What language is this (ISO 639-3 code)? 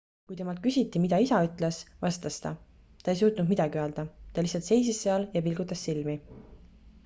est